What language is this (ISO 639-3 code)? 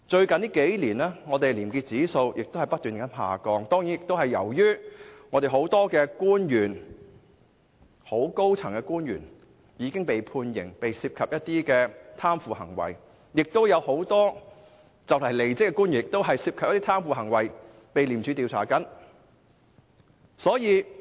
yue